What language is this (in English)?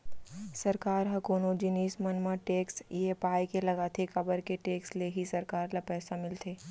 Chhattisgarhi